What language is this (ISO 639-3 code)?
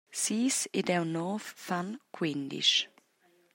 roh